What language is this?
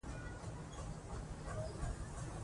Pashto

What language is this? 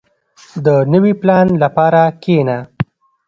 Pashto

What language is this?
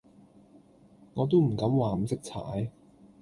Cantonese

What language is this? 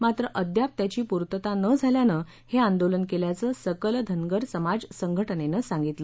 Marathi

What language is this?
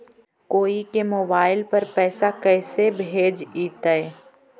Magahi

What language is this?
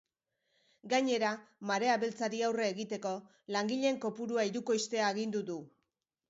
Basque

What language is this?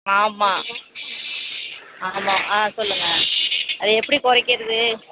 Tamil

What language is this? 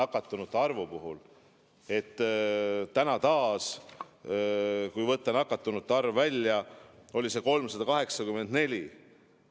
Estonian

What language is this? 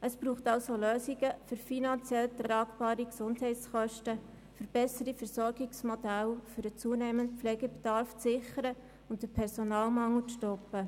Swiss German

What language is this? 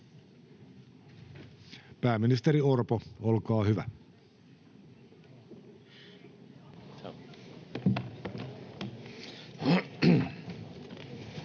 Finnish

